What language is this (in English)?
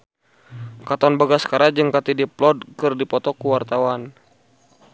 Sundanese